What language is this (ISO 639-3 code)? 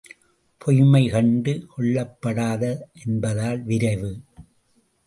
tam